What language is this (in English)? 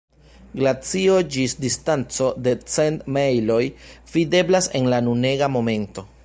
Esperanto